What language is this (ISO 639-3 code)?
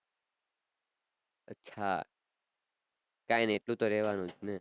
guj